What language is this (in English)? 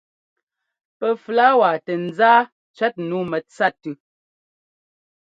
Ngomba